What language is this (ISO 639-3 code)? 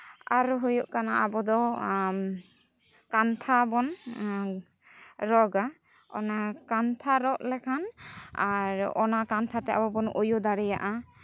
sat